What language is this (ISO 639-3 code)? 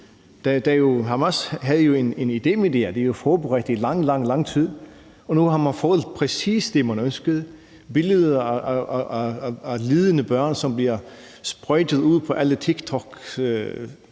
dan